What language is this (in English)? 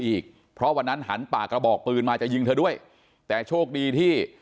Thai